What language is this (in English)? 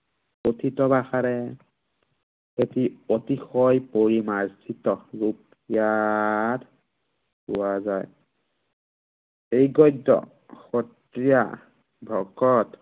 Assamese